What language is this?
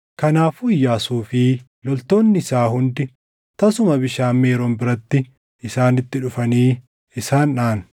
Oromo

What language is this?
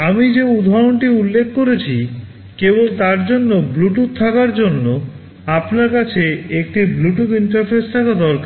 Bangla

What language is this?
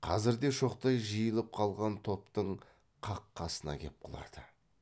Kazakh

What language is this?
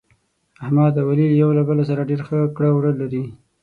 Pashto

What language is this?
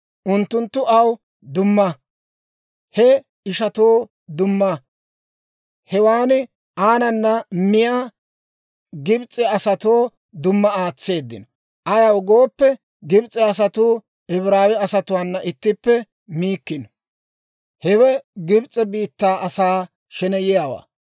Dawro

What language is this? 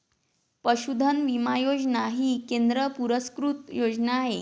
Marathi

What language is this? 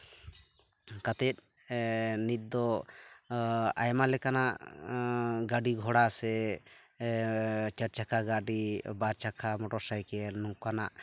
Santali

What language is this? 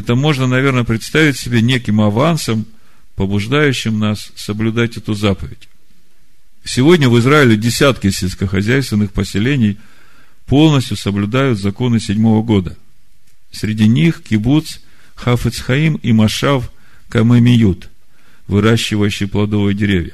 Russian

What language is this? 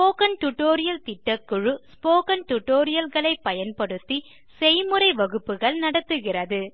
Tamil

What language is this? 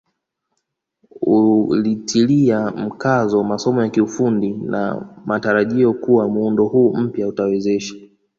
Swahili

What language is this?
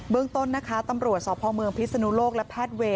Thai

